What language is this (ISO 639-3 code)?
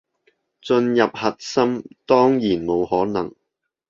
yue